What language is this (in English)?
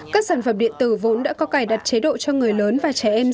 Vietnamese